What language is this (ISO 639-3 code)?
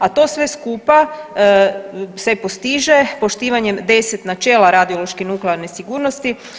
hrv